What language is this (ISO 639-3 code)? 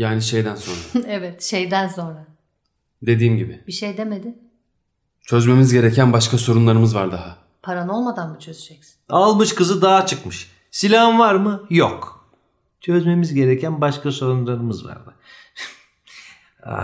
tur